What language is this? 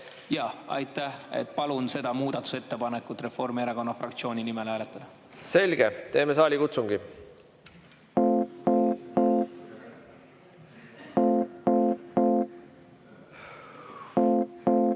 Estonian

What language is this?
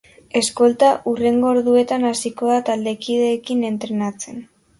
Basque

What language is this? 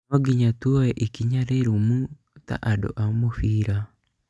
Kikuyu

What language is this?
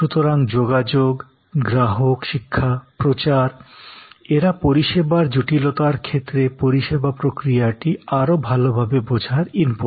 Bangla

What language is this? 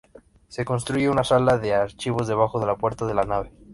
Spanish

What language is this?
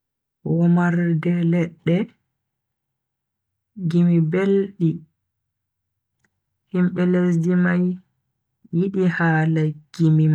Bagirmi Fulfulde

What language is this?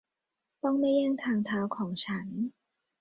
Thai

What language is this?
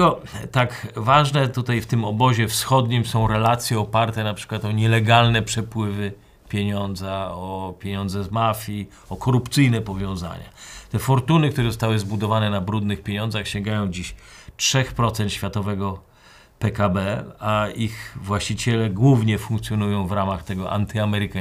Polish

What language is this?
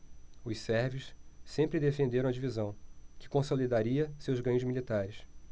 Portuguese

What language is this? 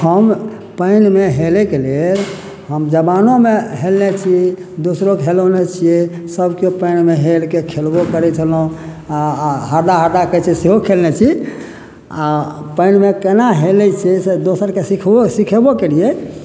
Maithili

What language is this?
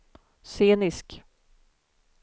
Swedish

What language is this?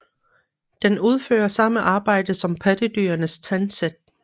Danish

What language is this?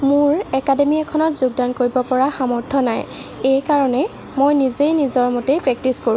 Assamese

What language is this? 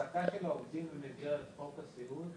Hebrew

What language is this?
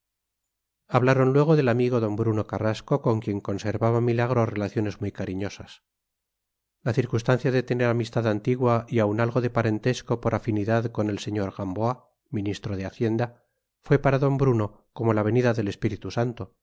Spanish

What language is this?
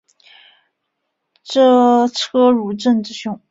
Chinese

